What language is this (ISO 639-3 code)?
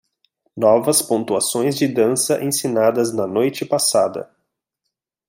por